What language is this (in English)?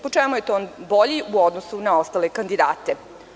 Serbian